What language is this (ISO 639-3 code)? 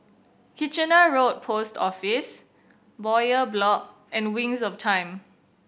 eng